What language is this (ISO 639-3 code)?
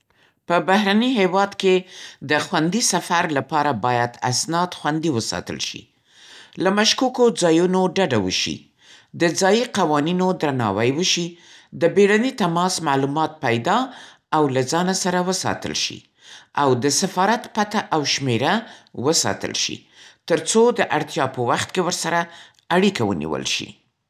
pst